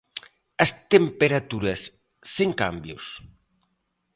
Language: Galician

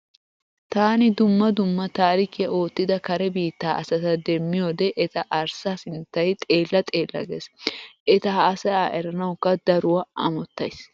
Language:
Wolaytta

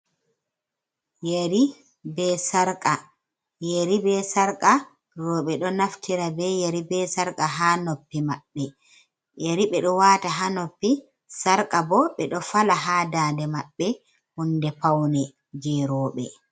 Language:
Fula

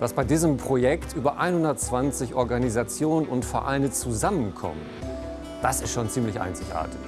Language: German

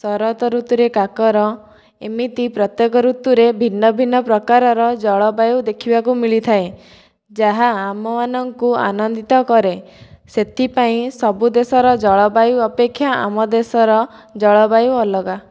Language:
Odia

